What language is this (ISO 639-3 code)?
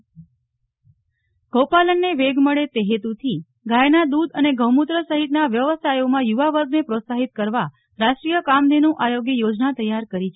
guj